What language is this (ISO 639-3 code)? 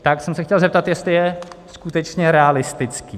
ces